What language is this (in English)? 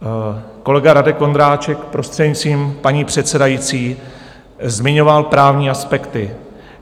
Czech